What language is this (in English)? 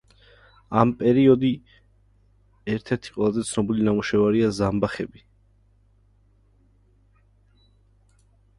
Georgian